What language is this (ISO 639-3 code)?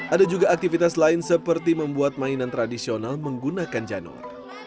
ind